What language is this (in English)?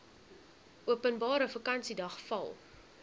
Afrikaans